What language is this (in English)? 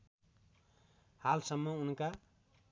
Nepali